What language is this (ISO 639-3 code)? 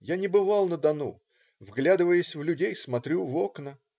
rus